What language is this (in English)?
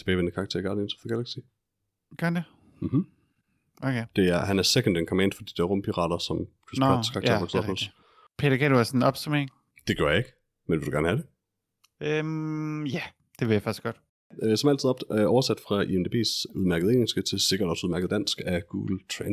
Danish